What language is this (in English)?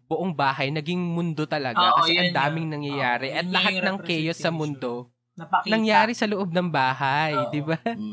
Filipino